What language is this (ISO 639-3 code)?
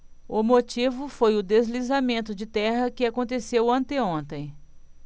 por